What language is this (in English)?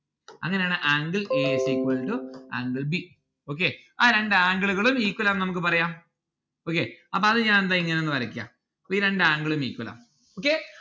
Malayalam